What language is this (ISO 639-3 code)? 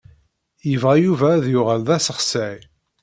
kab